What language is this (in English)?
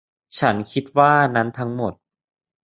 Thai